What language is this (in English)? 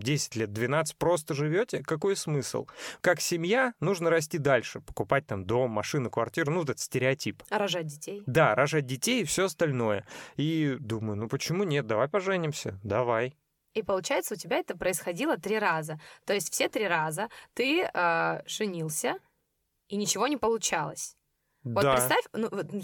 Russian